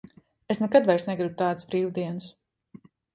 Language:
Latvian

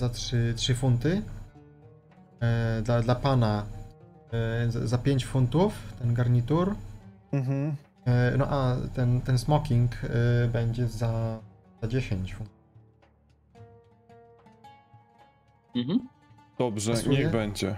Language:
Polish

